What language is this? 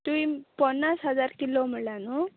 Konkani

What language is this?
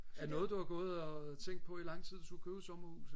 Danish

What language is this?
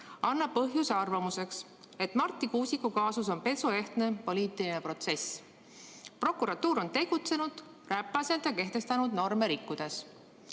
Estonian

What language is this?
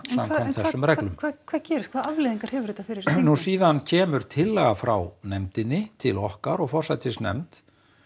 Icelandic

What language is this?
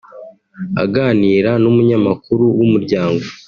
Kinyarwanda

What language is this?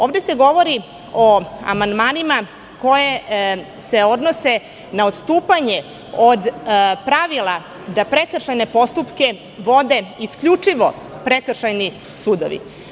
Serbian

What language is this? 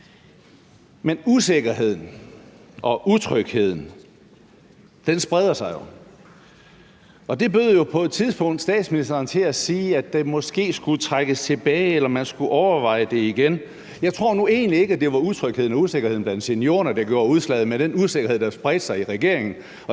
Danish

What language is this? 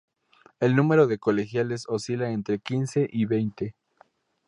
Spanish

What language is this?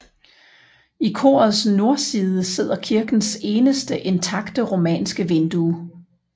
Danish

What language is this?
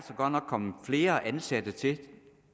Danish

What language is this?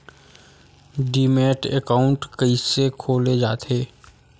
Chhattisgarhi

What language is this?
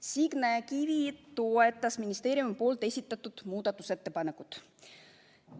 Estonian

